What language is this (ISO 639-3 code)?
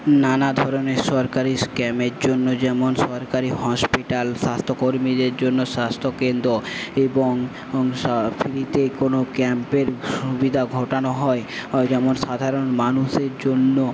ben